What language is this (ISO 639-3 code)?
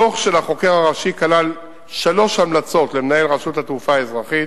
heb